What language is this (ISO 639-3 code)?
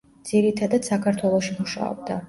kat